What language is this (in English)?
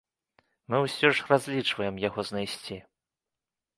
Belarusian